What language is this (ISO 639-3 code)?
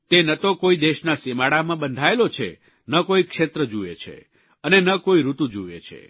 guj